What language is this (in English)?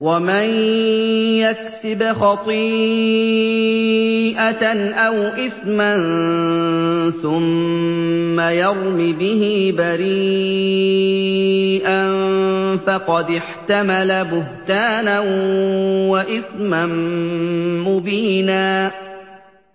Arabic